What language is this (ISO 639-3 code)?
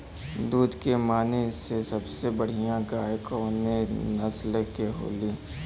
bho